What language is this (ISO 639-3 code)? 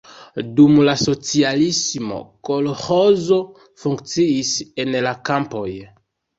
epo